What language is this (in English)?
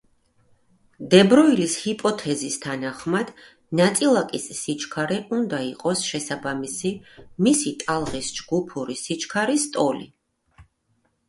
Georgian